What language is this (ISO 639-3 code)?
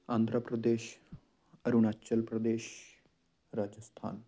pan